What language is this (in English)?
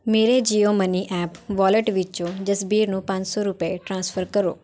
Punjabi